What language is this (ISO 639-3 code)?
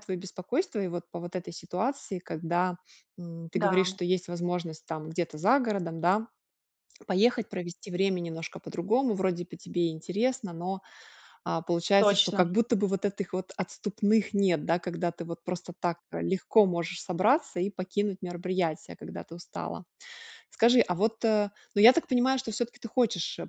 rus